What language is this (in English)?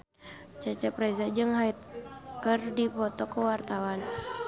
Sundanese